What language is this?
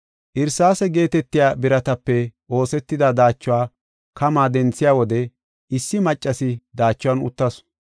Gofa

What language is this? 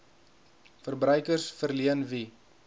Afrikaans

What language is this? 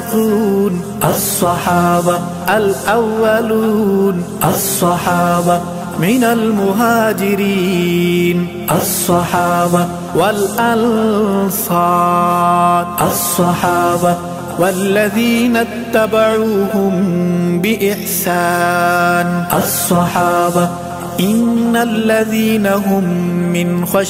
Arabic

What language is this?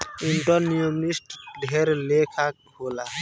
Bhojpuri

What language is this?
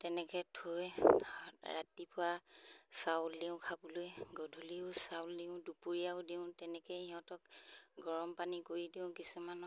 Assamese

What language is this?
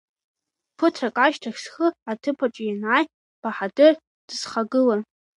Abkhazian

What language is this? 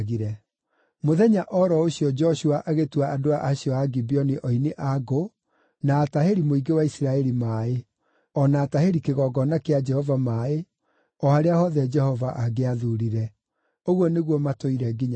Kikuyu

